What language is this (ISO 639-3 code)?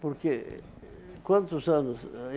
por